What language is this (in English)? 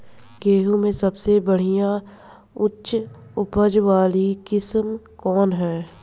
Bhojpuri